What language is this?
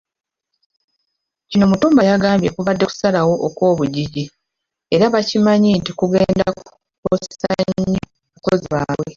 Ganda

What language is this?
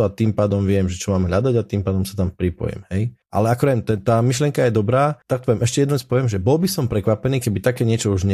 Slovak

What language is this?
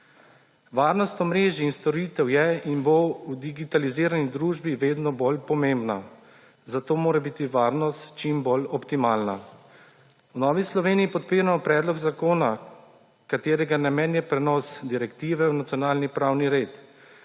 Slovenian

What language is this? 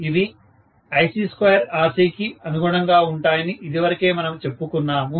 Telugu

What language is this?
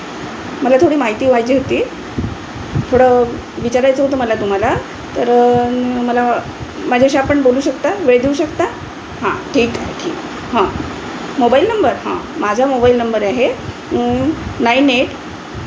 Marathi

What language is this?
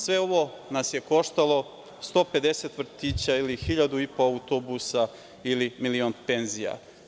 Serbian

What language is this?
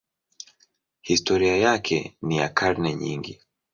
Swahili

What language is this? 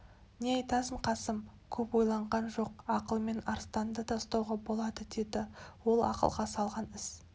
Kazakh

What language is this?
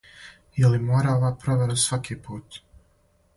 Serbian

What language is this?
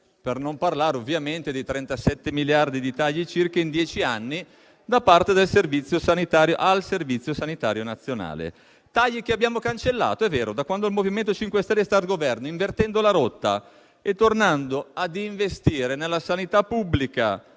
Italian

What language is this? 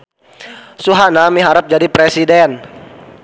Sundanese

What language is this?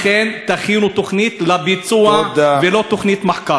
Hebrew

